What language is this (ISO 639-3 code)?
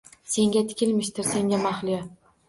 uzb